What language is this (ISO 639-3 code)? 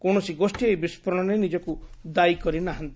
ori